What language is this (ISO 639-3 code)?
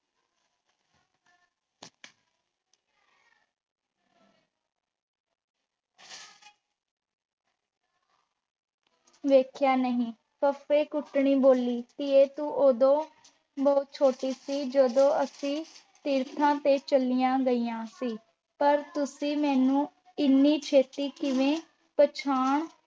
pan